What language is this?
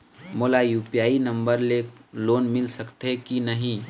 Chhattisgarhi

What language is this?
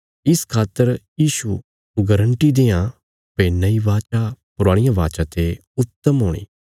Bilaspuri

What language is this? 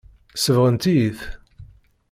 Kabyle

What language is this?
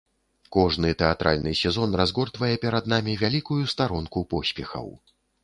Belarusian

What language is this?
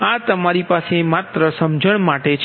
Gujarati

